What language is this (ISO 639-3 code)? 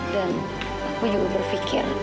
ind